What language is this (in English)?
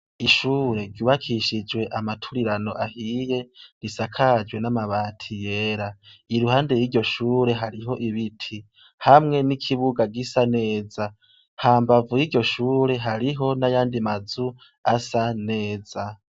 Rundi